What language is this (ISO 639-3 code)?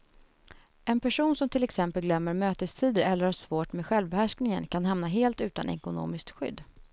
swe